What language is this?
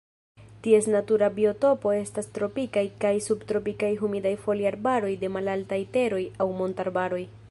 Esperanto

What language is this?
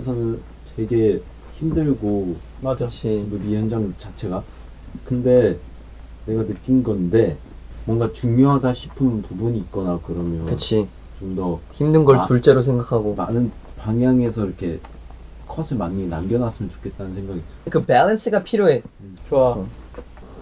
Korean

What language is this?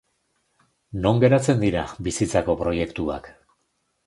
Basque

